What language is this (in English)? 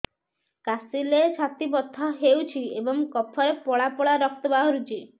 Odia